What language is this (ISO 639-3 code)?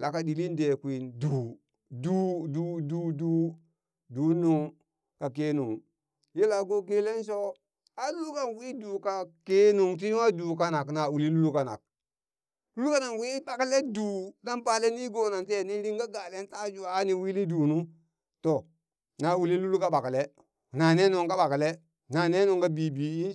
bys